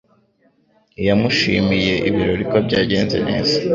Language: Kinyarwanda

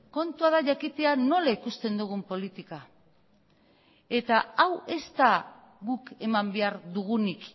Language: Basque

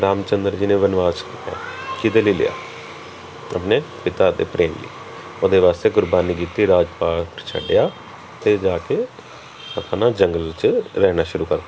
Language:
Punjabi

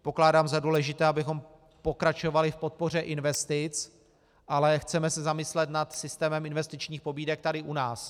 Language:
Czech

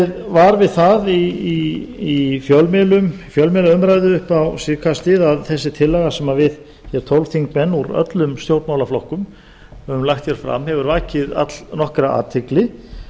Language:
Icelandic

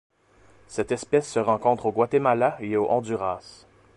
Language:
French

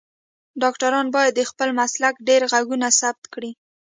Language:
Pashto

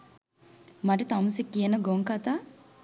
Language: Sinhala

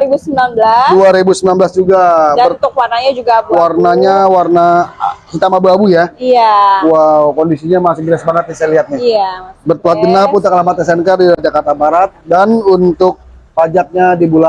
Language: Indonesian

